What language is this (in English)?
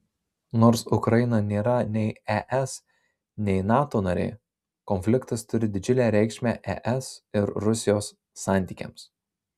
Lithuanian